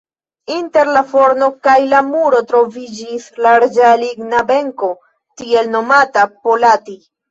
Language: Esperanto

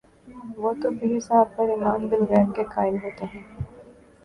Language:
Urdu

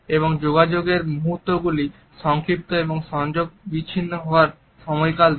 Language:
Bangla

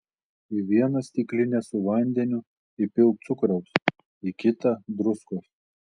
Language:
Lithuanian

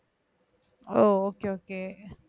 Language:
Tamil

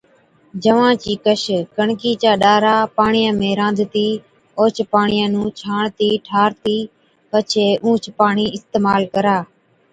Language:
Od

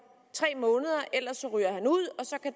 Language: Danish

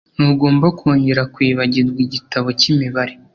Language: Kinyarwanda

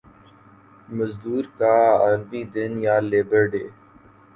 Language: Urdu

